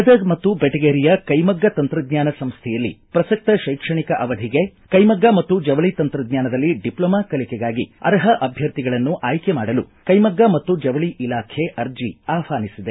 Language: Kannada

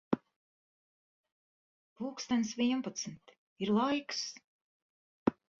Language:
Latvian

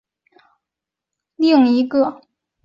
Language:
Chinese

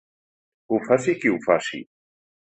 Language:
Catalan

